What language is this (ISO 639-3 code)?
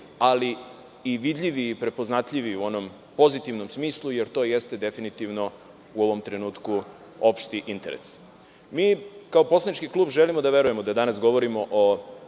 srp